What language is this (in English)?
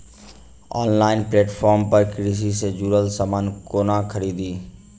Maithili